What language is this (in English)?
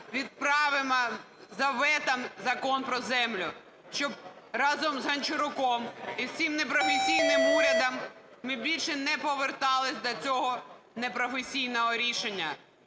Ukrainian